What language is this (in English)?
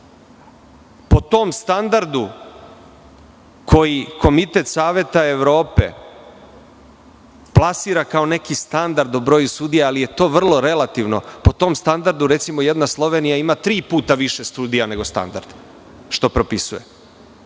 Serbian